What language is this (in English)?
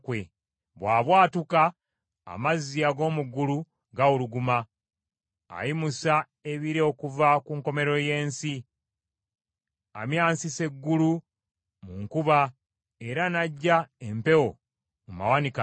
Ganda